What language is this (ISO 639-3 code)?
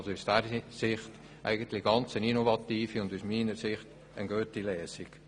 gsw